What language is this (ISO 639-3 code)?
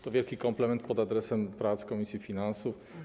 pol